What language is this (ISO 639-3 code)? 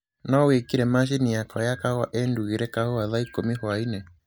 kik